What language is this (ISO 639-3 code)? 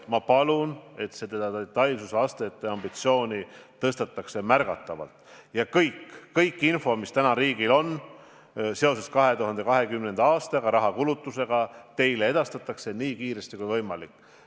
est